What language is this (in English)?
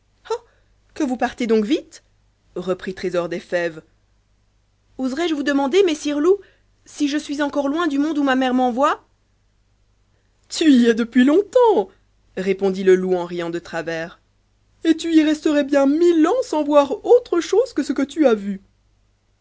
French